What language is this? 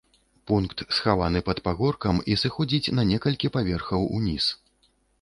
Belarusian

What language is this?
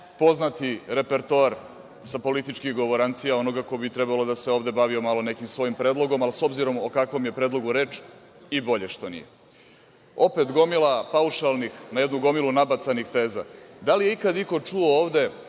Serbian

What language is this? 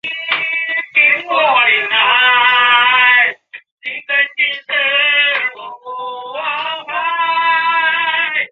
Chinese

